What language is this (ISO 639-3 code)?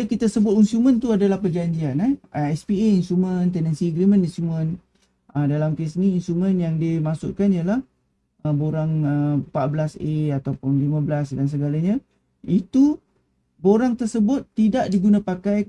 msa